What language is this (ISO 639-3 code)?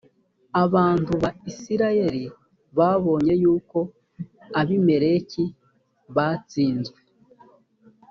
kin